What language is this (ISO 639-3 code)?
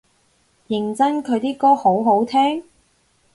yue